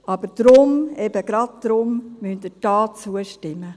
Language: Swiss German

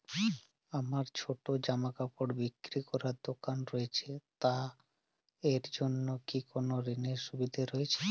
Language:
Bangla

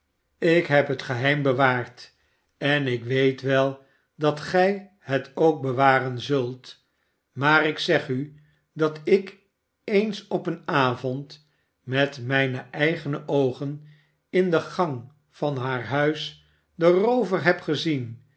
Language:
Dutch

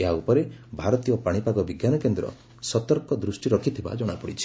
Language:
Odia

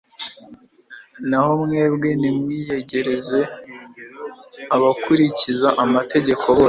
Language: Kinyarwanda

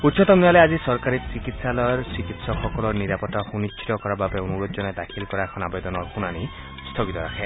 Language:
Assamese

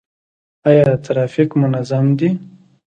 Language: Pashto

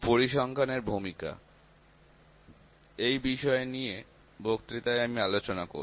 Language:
Bangla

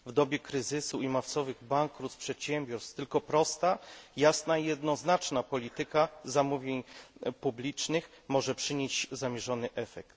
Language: Polish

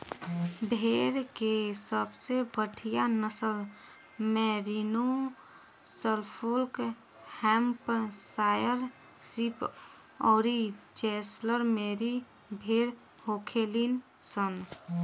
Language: Bhojpuri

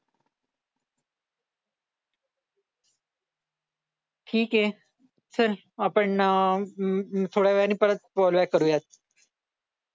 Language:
Marathi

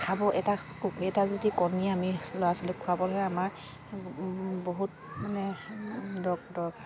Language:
Assamese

